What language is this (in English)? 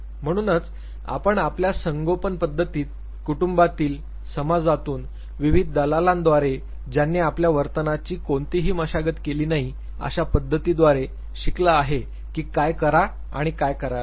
Marathi